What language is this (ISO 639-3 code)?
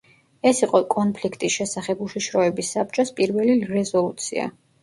kat